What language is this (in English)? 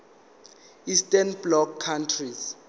Zulu